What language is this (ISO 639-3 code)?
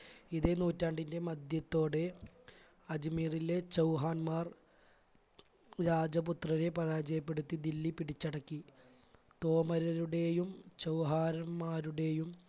mal